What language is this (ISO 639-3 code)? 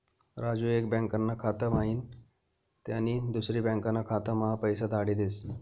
mar